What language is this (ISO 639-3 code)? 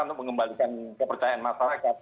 ind